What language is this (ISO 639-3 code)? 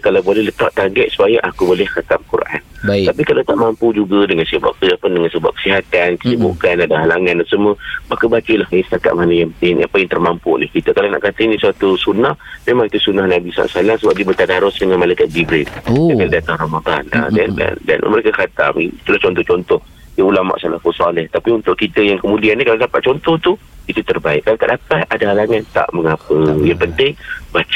msa